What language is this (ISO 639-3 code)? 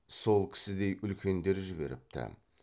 kaz